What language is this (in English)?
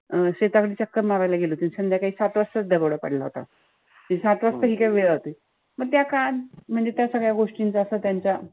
Marathi